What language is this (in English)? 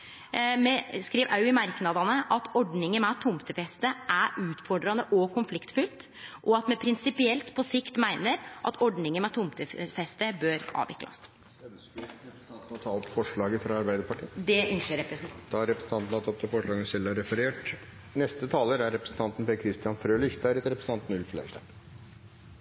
Norwegian